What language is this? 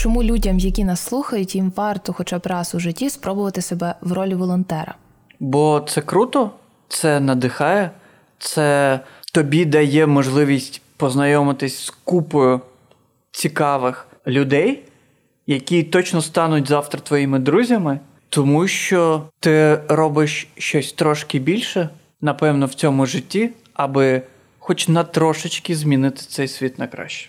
Ukrainian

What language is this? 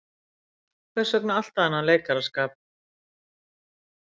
Icelandic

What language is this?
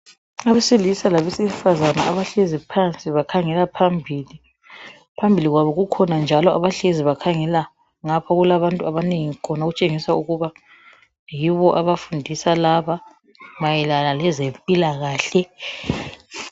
North Ndebele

